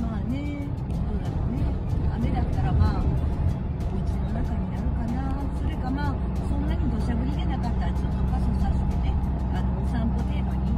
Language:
Japanese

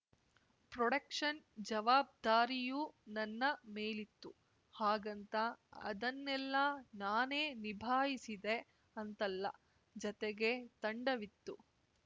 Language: Kannada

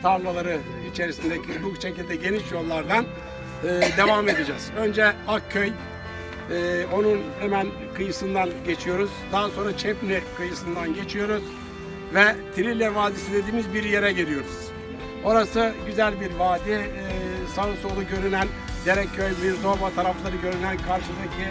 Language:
Turkish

